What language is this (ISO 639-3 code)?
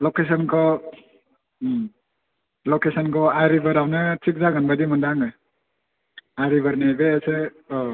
brx